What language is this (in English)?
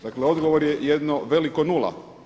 Croatian